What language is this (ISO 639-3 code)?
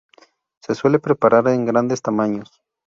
spa